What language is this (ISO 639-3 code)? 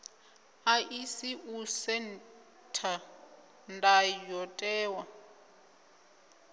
ven